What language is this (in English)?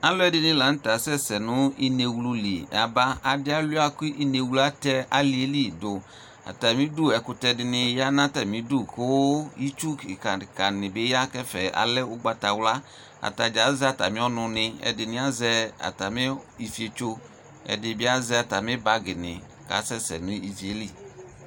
Ikposo